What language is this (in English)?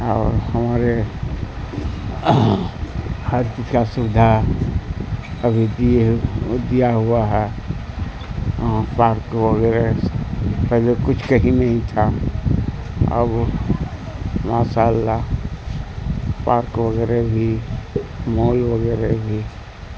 Urdu